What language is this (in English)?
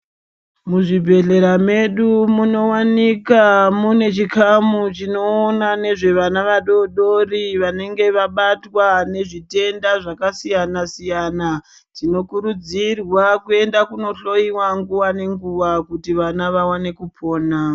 Ndau